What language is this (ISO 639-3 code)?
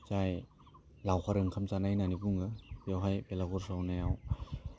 brx